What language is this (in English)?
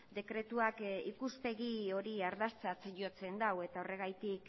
Basque